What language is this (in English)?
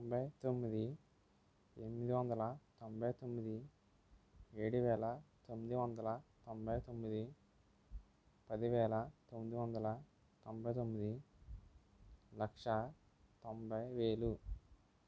Telugu